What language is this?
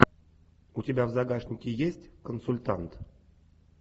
Russian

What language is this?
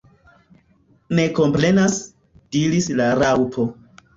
Esperanto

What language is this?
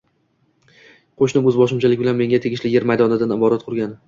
Uzbek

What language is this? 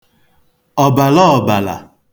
Igbo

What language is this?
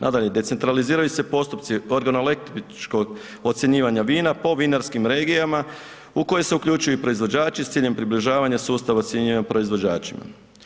Croatian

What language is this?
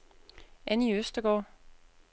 Danish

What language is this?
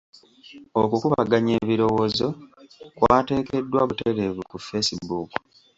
Ganda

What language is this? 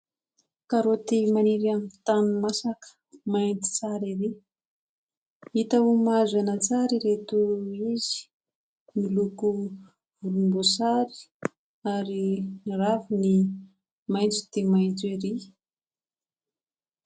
Malagasy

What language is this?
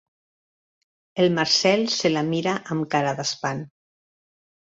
Catalan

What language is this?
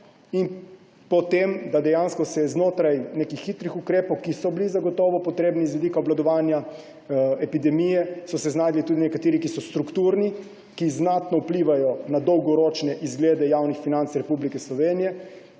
Slovenian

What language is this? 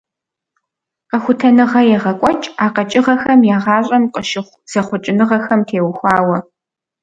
Kabardian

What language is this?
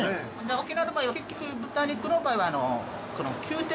Japanese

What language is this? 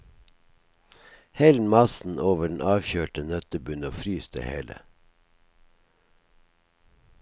Norwegian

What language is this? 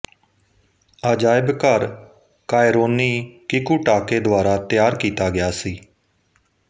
Punjabi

